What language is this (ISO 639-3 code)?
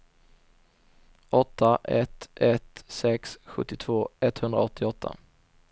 swe